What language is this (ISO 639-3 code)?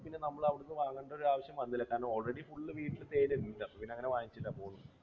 mal